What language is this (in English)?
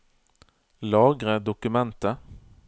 Norwegian